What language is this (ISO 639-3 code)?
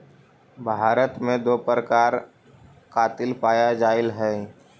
mag